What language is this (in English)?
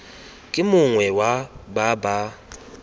Tswana